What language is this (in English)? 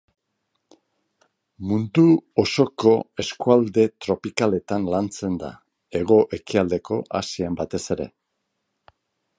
Basque